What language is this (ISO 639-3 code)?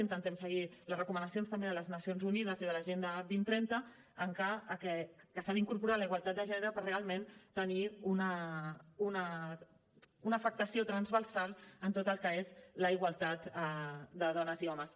cat